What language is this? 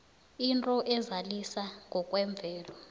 South Ndebele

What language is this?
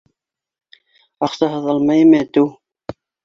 Bashkir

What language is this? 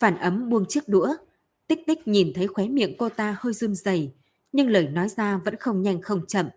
Vietnamese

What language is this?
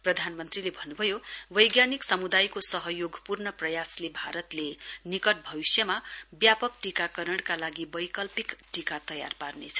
Nepali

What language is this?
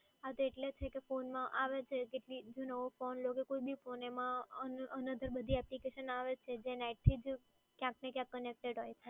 Gujarati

